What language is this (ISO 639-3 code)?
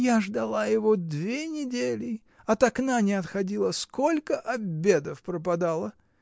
rus